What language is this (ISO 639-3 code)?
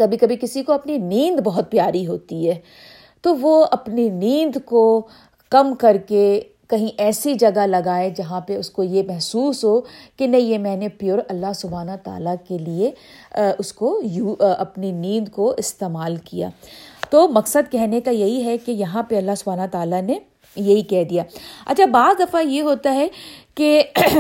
urd